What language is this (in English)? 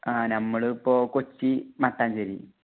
Malayalam